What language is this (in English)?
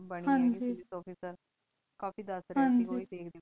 Punjabi